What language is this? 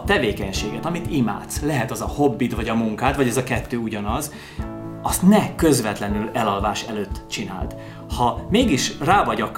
Hungarian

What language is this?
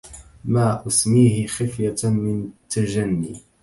Arabic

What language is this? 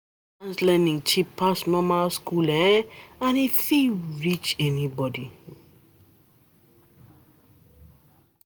Nigerian Pidgin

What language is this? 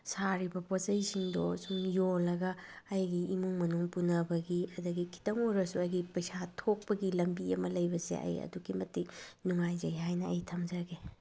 Manipuri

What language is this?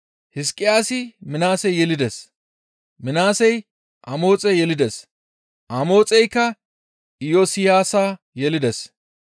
Gamo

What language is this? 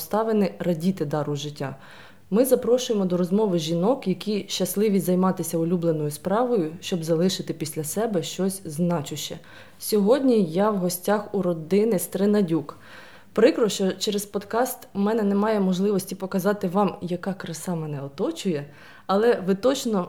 Ukrainian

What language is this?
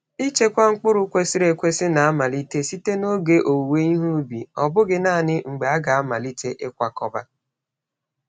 Igbo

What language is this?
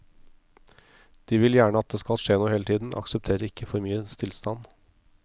Norwegian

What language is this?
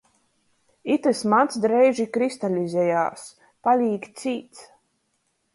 Latgalian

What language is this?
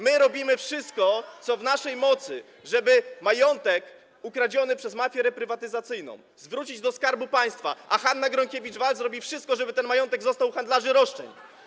Polish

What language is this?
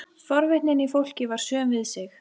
Icelandic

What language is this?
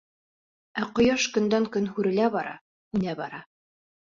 Bashkir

